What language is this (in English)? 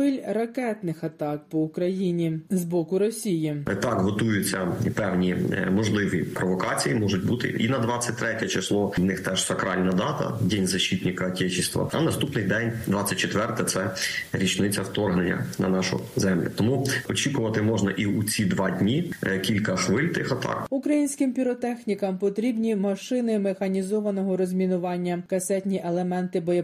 Ukrainian